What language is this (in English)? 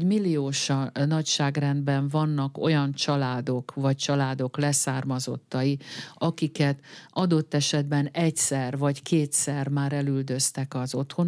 Hungarian